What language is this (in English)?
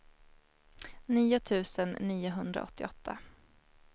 Swedish